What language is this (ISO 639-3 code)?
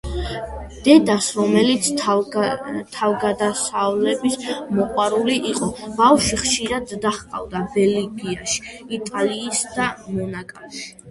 kat